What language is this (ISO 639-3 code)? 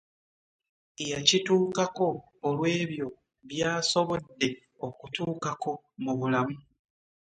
lug